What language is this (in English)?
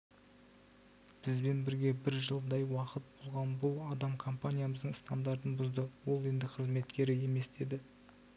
Kazakh